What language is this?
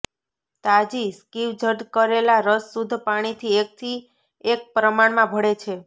Gujarati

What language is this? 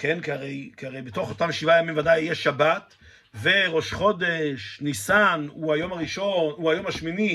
Hebrew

